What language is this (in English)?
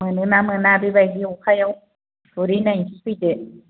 Bodo